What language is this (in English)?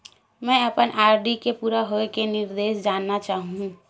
Chhattisgarhi